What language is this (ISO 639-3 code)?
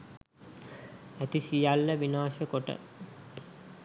sin